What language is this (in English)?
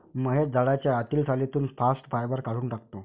Marathi